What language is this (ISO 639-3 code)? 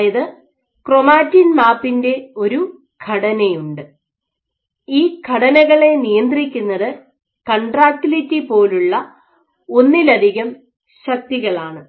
mal